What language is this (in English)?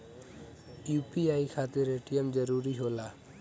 Bhojpuri